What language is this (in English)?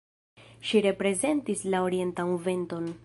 Esperanto